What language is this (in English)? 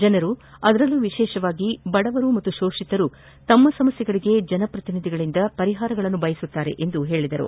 Kannada